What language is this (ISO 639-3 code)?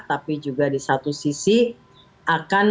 ind